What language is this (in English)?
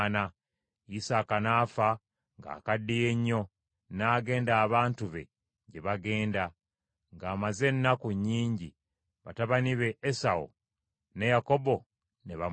Ganda